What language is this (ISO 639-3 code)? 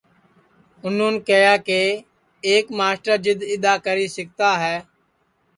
ssi